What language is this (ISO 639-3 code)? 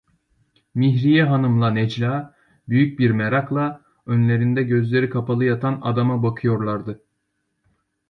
tur